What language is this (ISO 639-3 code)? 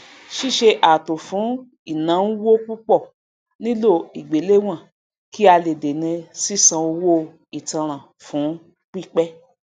yor